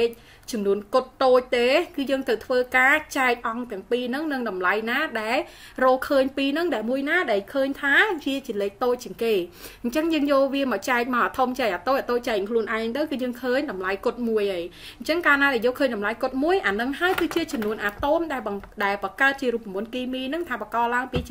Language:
Vietnamese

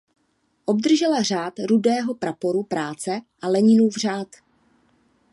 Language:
Czech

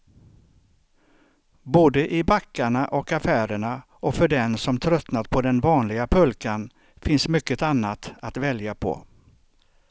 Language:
Swedish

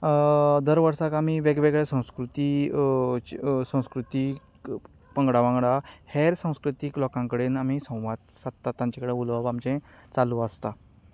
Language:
Konkani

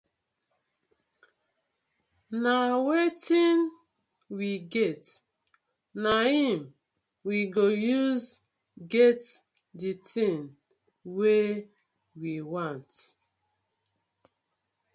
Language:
Nigerian Pidgin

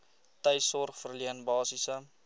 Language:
Afrikaans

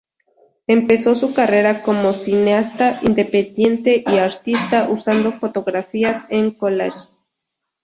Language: Spanish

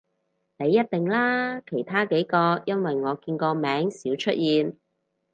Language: Cantonese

